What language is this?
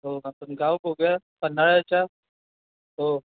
Marathi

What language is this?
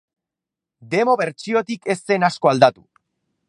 Basque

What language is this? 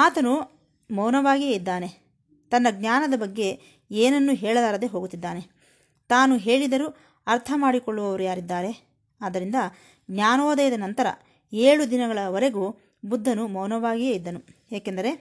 Kannada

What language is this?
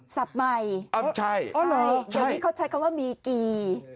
Thai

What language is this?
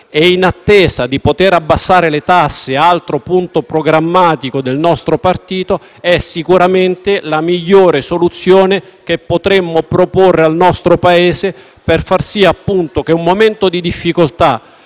Italian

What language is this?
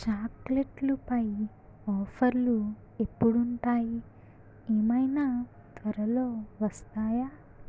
Telugu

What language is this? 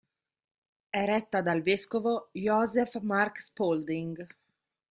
Italian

